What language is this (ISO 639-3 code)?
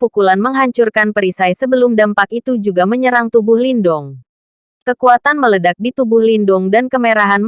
ind